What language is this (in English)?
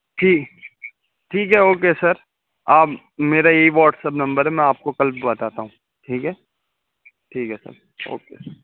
Urdu